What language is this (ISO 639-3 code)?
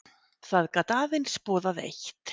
isl